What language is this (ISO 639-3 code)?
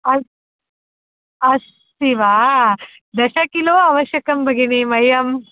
san